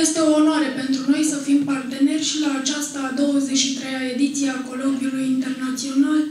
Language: Romanian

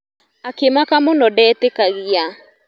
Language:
Kikuyu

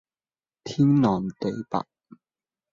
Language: Cantonese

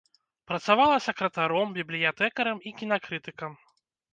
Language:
Belarusian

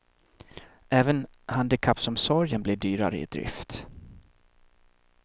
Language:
Swedish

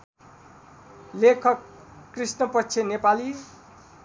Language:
Nepali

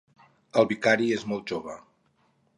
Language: Catalan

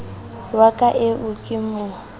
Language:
Southern Sotho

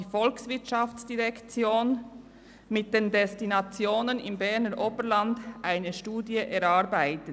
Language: Swiss German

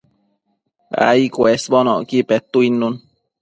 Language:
Matsés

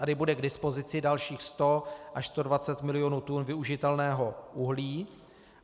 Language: Czech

